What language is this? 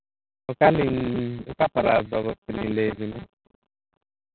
Santali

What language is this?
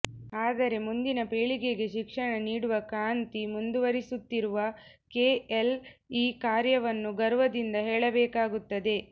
Kannada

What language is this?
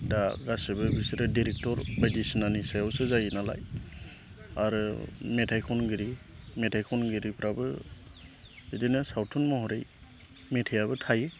Bodo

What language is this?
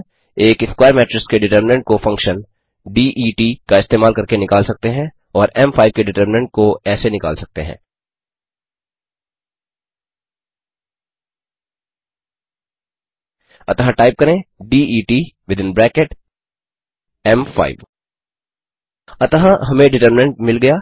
Hindi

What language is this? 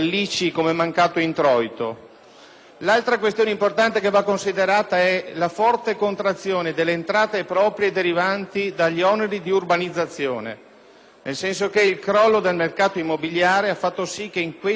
Italian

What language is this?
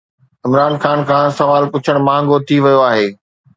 Sindhi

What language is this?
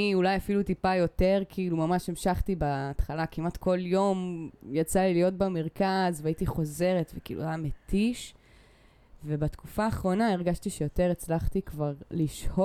Hebrew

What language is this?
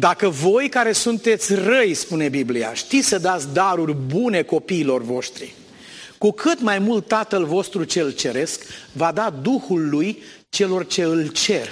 Romanian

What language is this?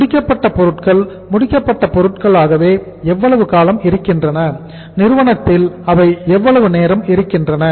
Tamil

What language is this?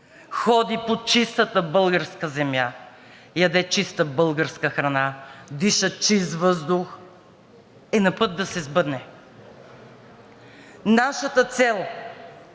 Bulgarian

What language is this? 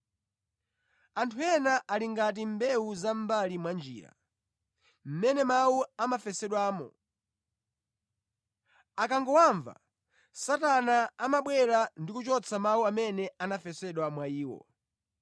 Nyanja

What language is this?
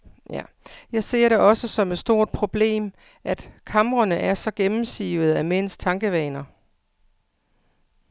Danish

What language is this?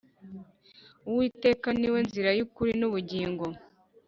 Kinyarwanda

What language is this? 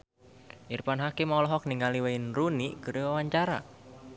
Sundanese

